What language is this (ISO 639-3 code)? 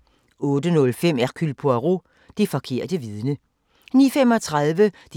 dan